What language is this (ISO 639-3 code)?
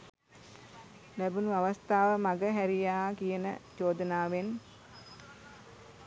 sin